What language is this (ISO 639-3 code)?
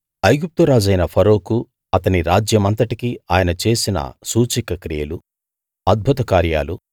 tel